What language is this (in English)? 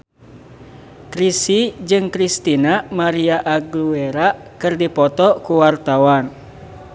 Sundanese